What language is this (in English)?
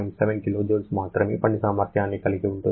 Telugu